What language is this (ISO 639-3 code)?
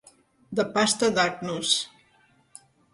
cat